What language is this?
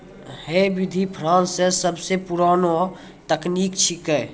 Maithili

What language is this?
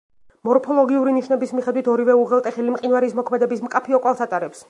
Georgian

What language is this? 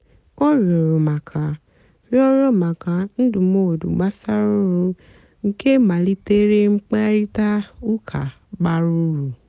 Igbo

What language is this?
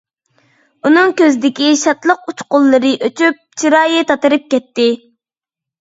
Uyghur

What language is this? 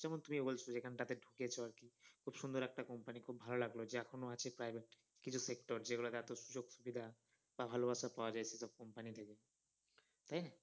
Bangla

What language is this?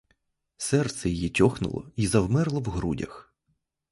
Ukrainian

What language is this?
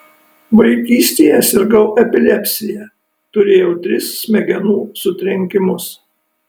Lithuanian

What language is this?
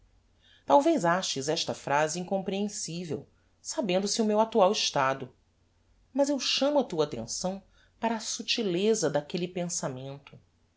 Portuguese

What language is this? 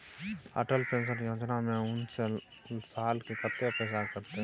Maithili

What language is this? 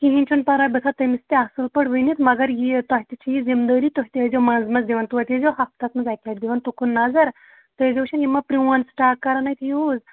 Kashmiri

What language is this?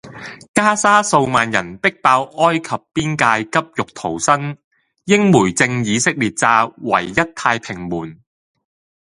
Cantonese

